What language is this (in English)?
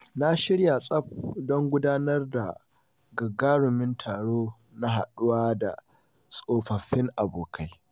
Hausa